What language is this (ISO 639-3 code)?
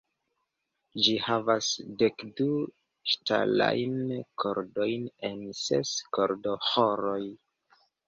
epo